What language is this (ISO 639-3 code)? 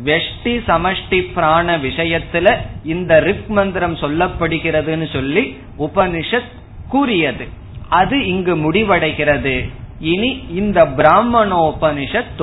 tam